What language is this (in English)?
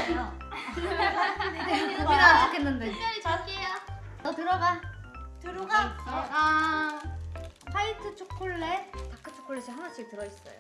Korean